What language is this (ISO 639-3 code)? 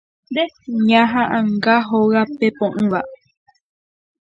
grn